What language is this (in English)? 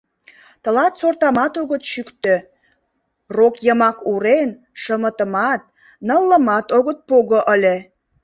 Mari